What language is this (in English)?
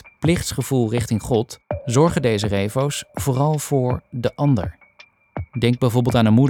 Dutch